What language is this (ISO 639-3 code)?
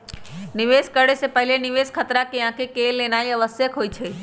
mag